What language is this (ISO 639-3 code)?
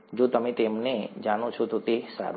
guj